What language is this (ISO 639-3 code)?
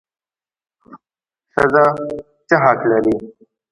pus